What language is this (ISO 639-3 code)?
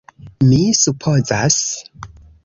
epo